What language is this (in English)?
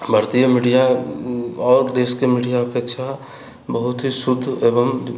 Maithili